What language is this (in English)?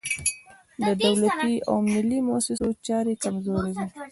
Pashto